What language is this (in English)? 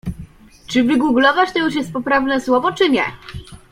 Polish